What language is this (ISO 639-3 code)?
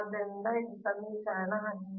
kan